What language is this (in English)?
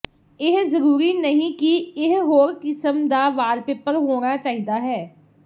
Punjabi